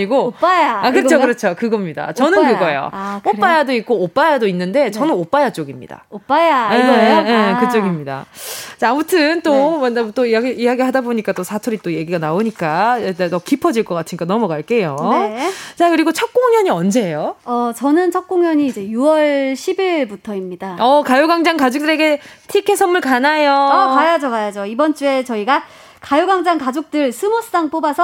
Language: Korean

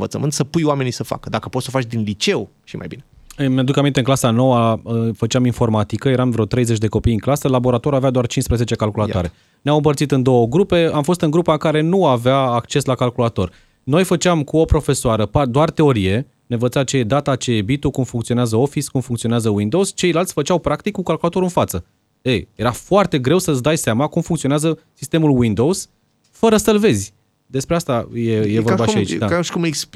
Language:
Romanian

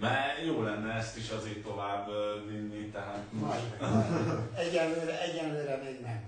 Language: Hungarian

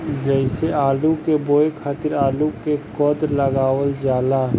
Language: Bhojpuri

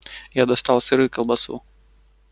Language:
Russian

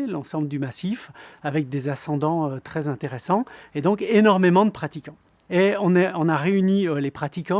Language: French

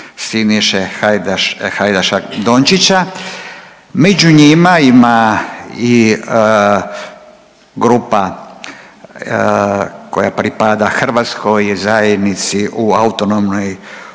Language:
Croatian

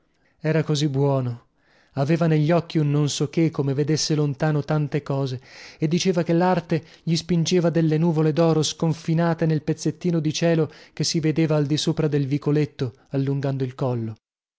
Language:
Italian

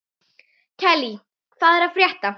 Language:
Icelandic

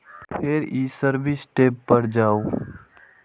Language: Maithili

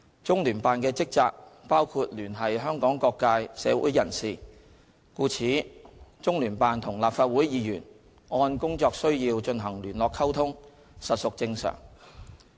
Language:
Cantonese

